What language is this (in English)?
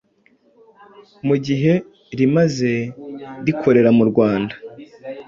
Kinyarwanda